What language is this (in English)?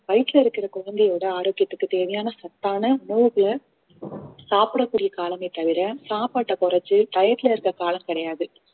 Tamil